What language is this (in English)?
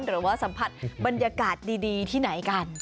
Thai